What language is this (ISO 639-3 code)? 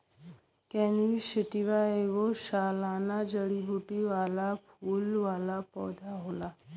bho